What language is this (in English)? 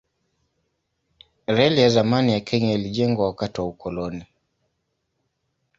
Swahili